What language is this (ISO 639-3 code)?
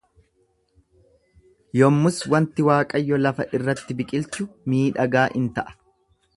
orm